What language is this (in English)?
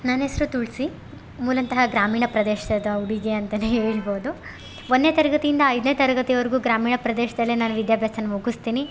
Kannada